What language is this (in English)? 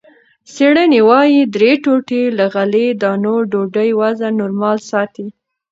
Pashto